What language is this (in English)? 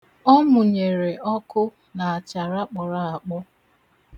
Igbo